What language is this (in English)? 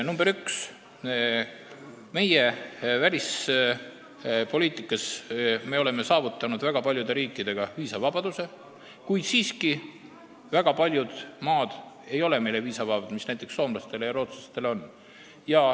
Estonian